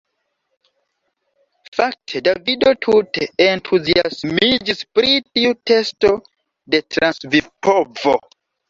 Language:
Esperanto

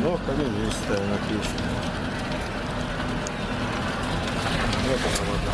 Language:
Russian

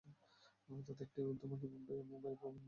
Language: Bangla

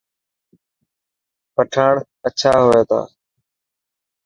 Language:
Dhatki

